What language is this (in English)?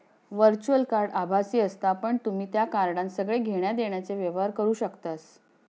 Marathi